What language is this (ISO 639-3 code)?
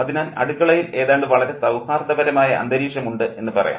mal